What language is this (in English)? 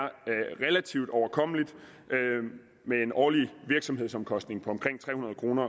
Danish